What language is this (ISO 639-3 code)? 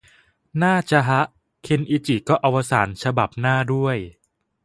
tha